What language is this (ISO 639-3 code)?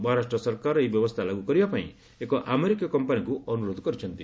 ori